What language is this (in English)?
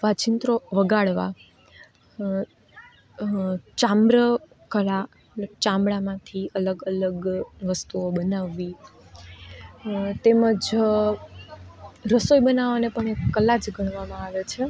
Gujarati